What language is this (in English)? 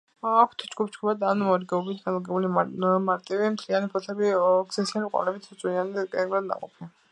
Georgian